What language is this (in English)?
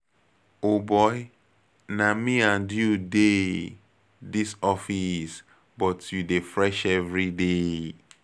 Nigerian Pidgin